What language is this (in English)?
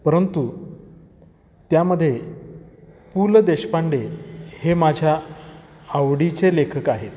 Marathi